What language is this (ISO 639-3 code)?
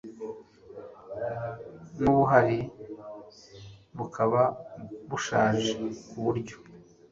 kin